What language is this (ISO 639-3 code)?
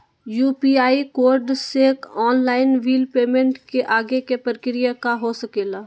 mag